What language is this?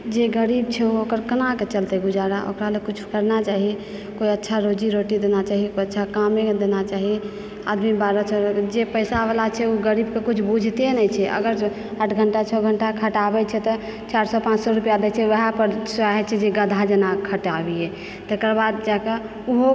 Maithili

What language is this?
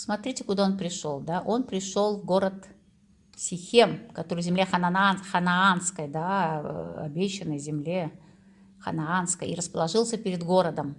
Russian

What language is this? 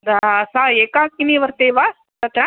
Sanskrit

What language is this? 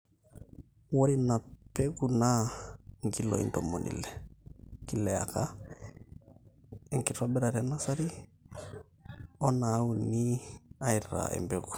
Masai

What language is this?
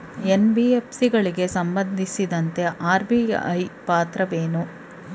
Kannada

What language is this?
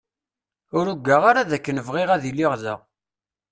Kabyle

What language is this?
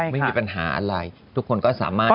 Thai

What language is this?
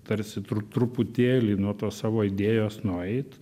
Lithuanian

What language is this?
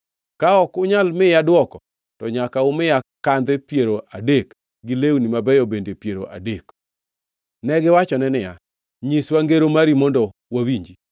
Luo (Kenya and Tanzania)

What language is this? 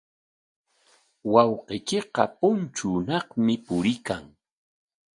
Corongo Ancash Quechua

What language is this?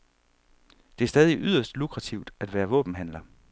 Danish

